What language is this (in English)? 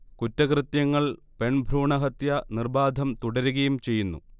Malayalam